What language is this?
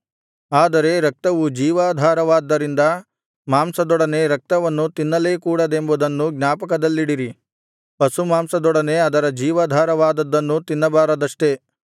Kannada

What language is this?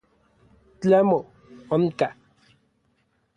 Orizaba Nahuatl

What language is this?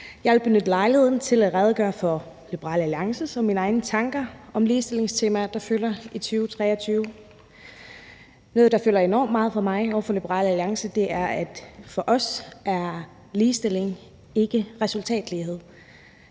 Danish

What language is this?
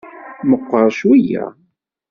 Kabyle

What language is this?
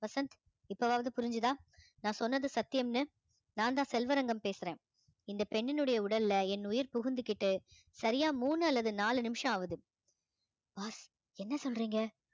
Tamil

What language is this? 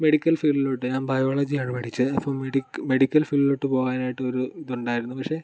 Malayalam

